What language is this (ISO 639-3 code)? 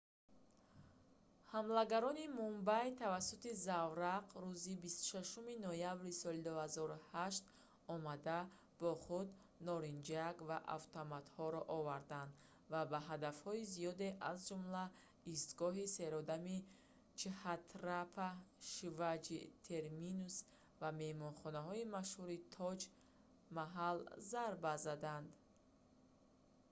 tgk